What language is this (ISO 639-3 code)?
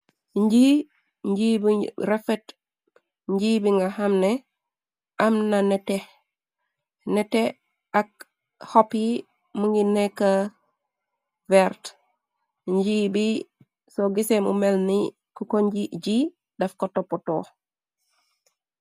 wol